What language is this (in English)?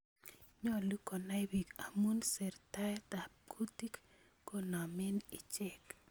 Kalenjin